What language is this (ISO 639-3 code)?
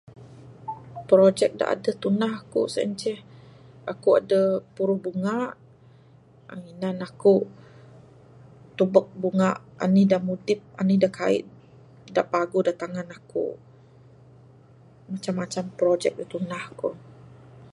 sdo